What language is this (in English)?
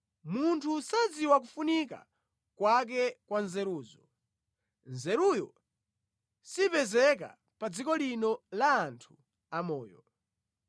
Nyanja